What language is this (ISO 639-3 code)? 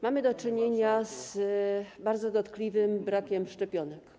pol